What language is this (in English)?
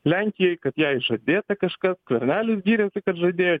Lithuanian